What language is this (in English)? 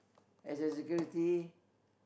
English